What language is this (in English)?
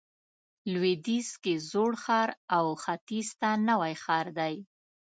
Pashto